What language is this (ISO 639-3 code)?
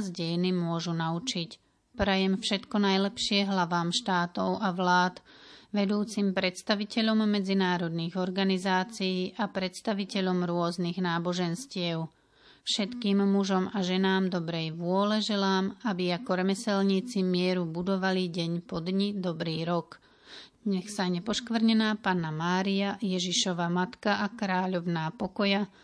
slk